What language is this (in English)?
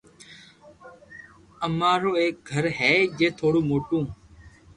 Loarki